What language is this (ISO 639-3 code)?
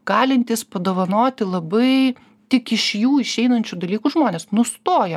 lit